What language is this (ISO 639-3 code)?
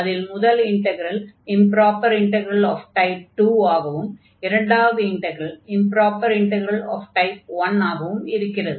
tam